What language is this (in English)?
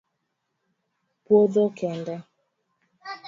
Luo (Kenya and Tanzania)